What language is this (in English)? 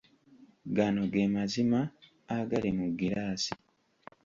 Ganda